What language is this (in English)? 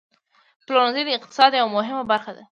Pashto